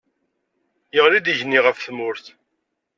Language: Kabyle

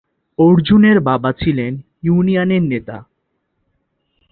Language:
Bangla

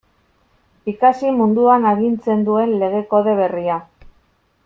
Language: Basque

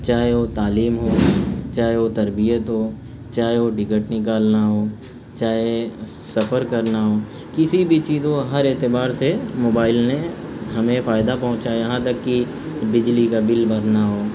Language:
Urdu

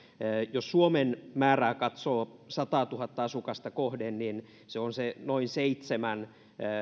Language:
Finnish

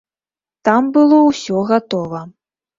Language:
Belarusian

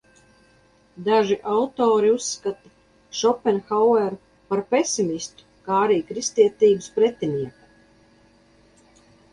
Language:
Latvian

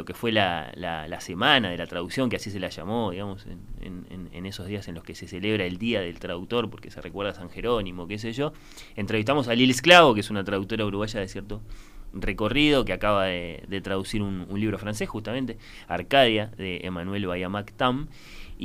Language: Spanish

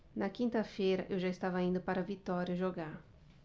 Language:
Portuguese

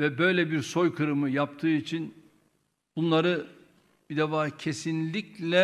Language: Turkish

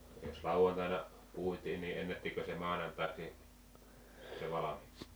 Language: Finnish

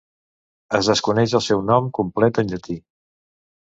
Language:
Catalan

